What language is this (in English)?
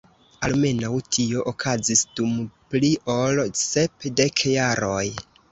Esperanto